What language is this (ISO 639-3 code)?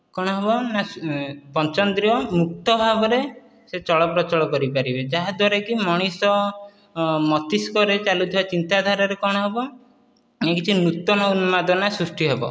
ori